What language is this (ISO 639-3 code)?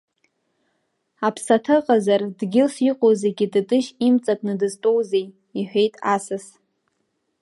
abk